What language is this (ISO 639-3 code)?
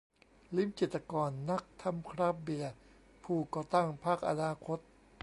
tha